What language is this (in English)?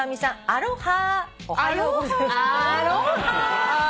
Japanese